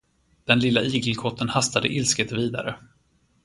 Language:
Swedish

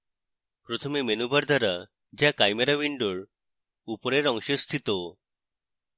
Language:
Bangla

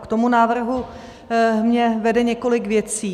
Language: Czech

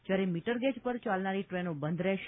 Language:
Gujarati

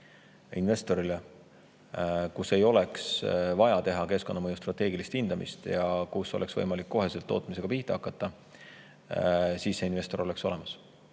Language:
Estonian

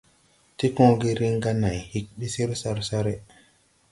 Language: Tupuri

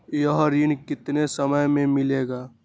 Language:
Magahi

